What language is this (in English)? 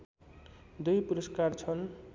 Nepali